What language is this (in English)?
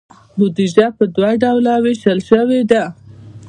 Pashto